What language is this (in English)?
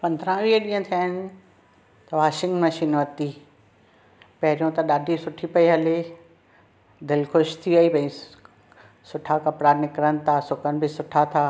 Sindhi